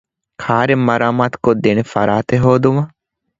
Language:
Divehi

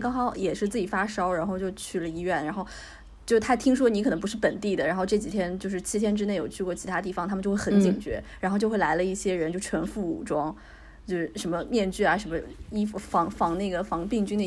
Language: Chinese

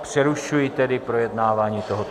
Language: Czech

